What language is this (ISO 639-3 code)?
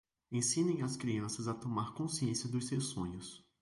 por